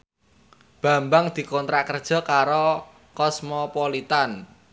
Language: Javanese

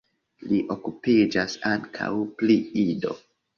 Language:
Esperanto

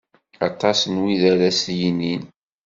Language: Kabyle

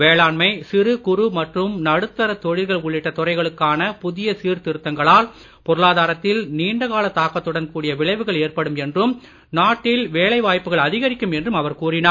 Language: Tamil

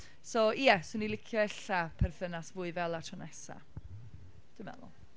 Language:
Welsh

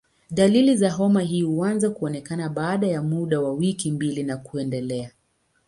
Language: Swahili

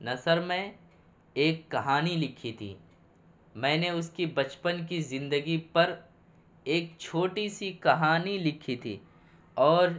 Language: Urdu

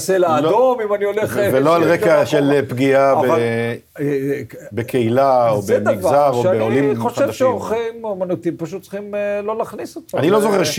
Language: Hebrew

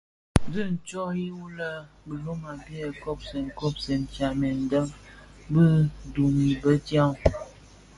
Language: Bafia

